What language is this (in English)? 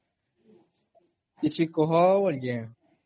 Odia